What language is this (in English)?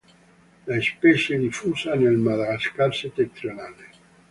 Italian